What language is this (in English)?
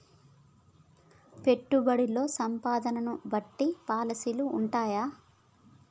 Telugu